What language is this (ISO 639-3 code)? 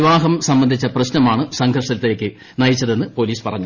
mal